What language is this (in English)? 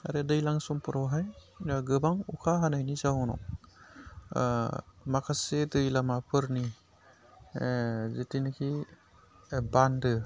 Bodo